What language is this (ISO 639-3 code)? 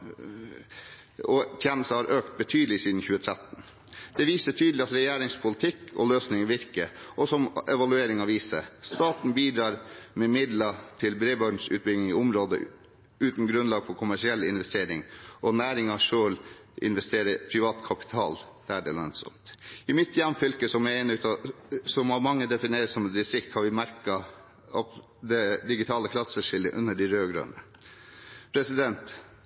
nob